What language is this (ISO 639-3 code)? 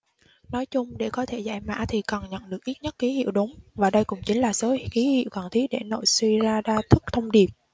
vie